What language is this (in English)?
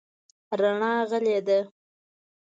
Pashto